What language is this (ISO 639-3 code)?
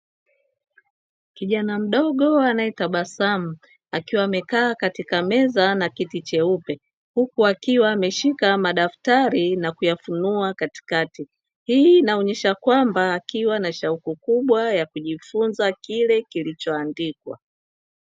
swa